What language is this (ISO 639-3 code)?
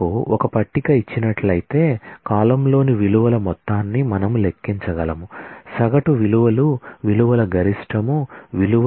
tel